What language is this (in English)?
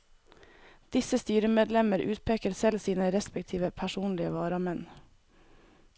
Norwegian